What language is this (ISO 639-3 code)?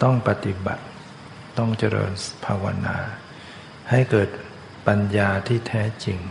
tha